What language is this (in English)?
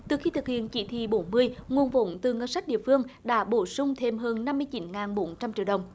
Vietnamese